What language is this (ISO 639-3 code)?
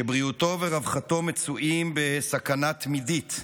heb